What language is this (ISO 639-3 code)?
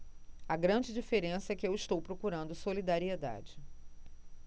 por